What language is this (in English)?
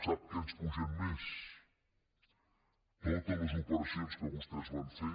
Catalan